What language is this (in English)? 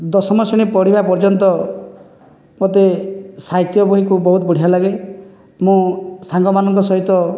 Odia